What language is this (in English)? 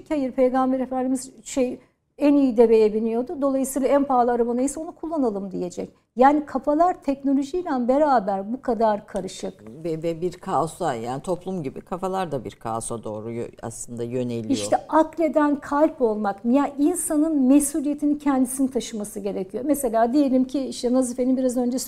Turkish